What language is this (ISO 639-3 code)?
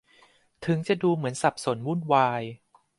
tha